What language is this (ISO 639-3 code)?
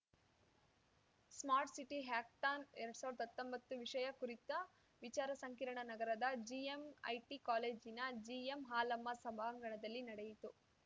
kan